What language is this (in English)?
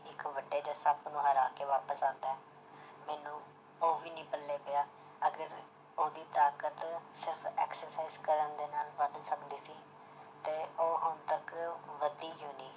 Punjabi